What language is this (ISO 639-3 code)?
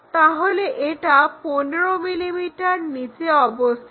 ben